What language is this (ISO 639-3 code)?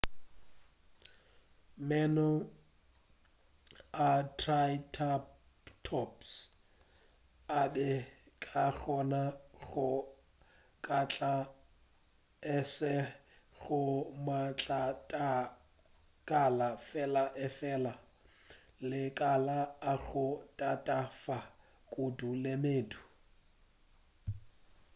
nso